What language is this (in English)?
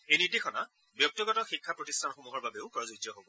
Assamese